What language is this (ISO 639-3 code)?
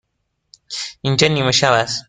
fas